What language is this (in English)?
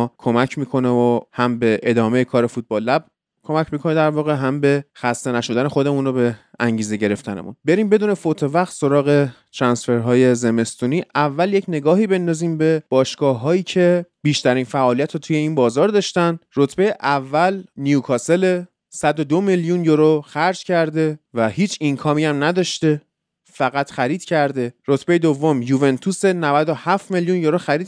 Persian